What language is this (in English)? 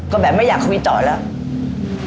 Thai